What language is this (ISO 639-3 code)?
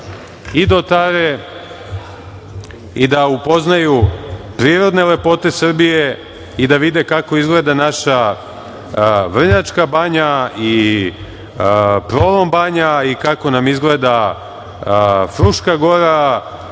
srp